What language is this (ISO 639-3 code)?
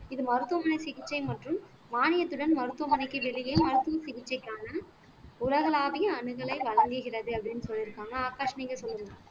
tam